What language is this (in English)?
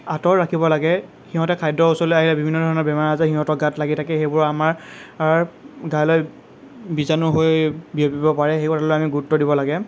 Assamese